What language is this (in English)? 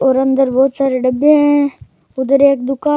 Rajasthani